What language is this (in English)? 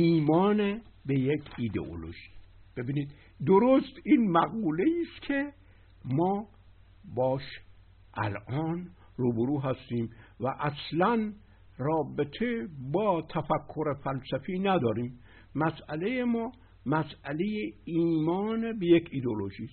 Persian